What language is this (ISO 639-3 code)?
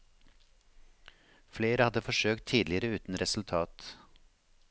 nor